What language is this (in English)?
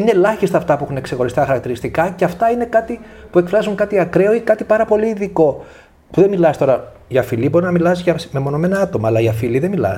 Greek